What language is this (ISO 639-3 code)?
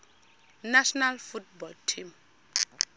xho